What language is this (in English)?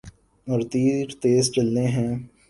Urdu